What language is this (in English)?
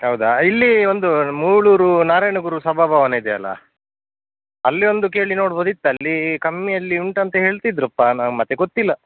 Kannada